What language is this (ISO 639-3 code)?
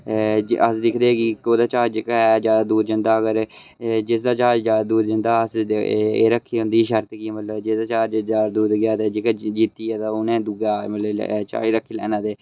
doi